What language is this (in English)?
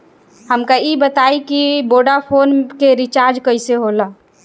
Bhojpuri